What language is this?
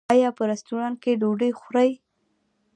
Pashto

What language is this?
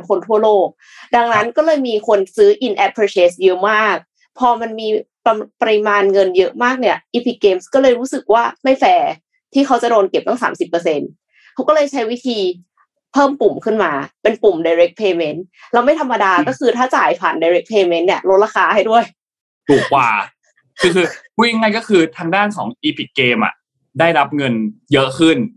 Thai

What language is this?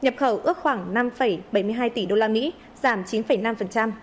Vietnamese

